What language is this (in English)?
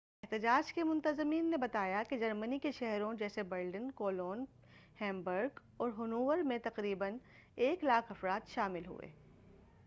Urdu